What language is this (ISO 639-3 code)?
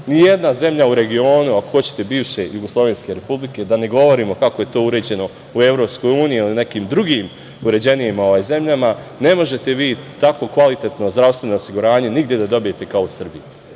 srp